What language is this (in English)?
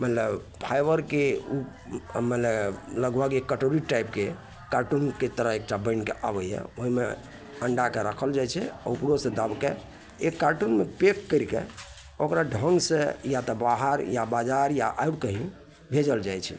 Maithili